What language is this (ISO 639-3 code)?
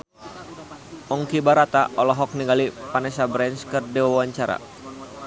sun